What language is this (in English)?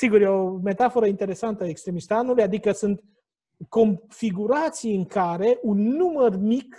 Romanian